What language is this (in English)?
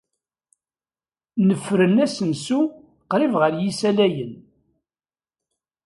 Kabyle